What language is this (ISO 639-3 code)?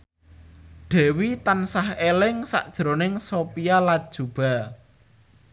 jav